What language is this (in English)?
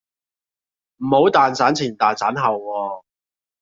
Cantonese